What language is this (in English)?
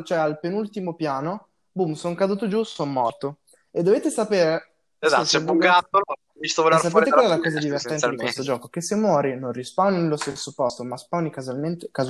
Italian